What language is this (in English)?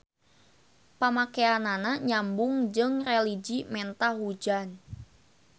Sundanese